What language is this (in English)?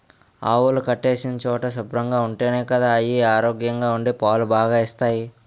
Telugu